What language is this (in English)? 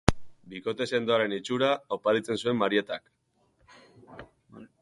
Basque